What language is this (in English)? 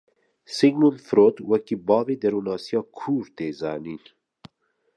Kurdish